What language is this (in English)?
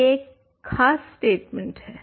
Hindi